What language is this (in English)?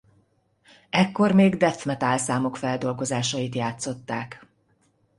Hungarian